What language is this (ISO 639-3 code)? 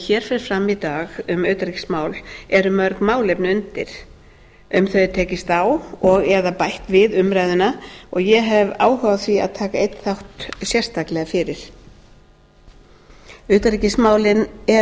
isl